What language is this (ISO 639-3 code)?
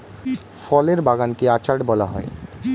ben